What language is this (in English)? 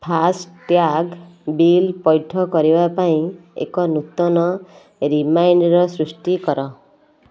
Odia